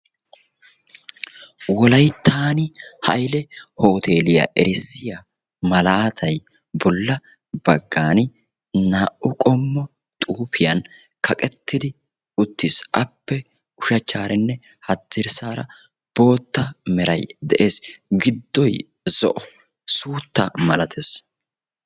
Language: Wolaytta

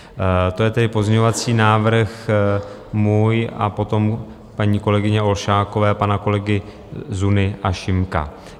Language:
Czech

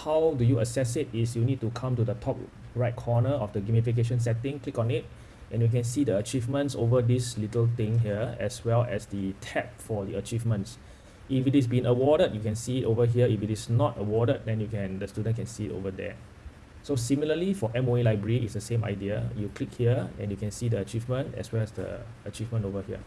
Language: English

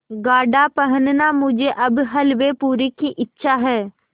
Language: Hindi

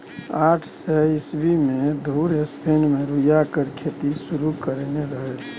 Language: Maithili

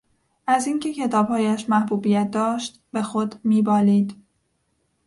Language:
Persian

